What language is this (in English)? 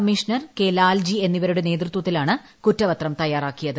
Malayalam